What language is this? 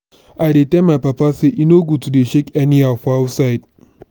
Nigerian Pidgin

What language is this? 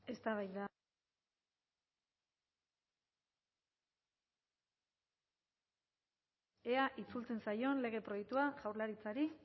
Basque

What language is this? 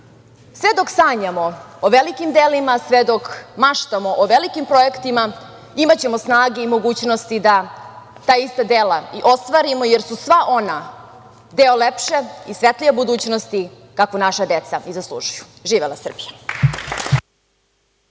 Serbian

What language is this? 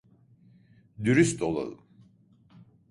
Turkish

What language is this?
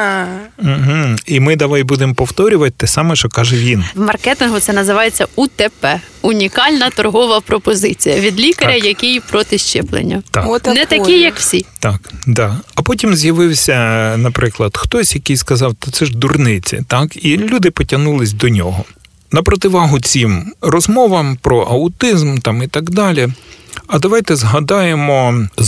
Ukrainian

